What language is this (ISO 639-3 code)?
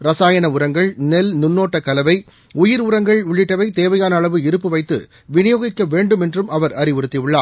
tam